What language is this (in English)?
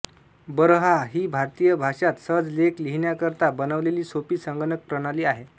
Marathi